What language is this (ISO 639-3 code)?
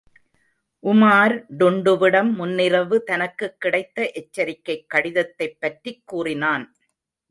tam